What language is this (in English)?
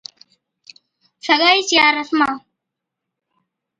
Od